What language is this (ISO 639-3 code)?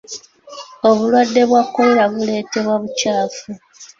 lug